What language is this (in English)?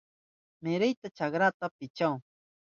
Southern Pastaza Quechua